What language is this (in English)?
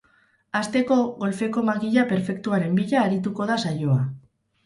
Basque